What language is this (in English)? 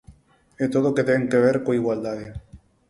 Galician